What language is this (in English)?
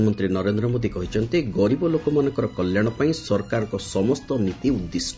Odia